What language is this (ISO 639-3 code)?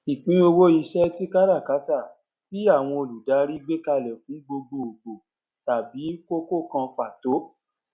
yor